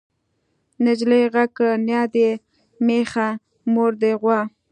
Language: Pashto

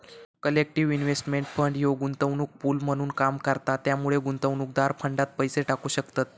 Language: Marathi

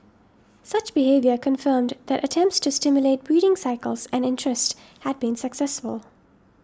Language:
English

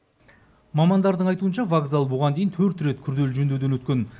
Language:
Kazakh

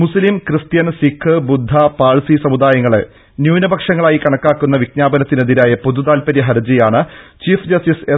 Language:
Malayalam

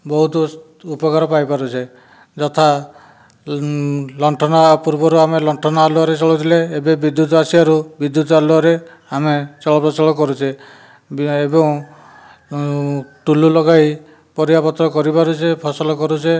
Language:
Odia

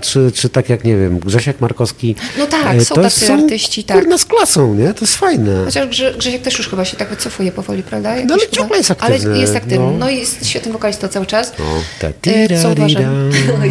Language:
Polish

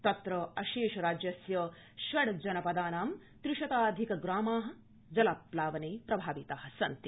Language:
Sanskrit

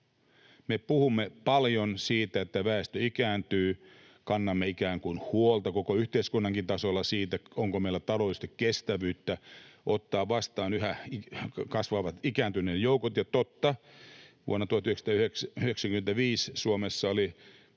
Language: Finnish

